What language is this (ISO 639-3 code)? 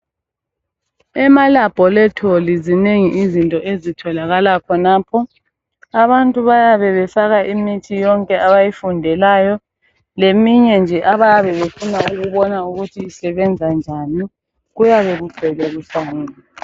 nde